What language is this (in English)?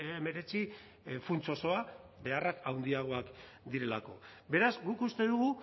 Basque